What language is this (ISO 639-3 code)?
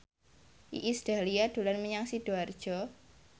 jav